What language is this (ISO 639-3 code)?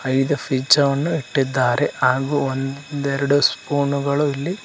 kan